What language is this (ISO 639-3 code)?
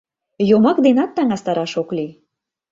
chm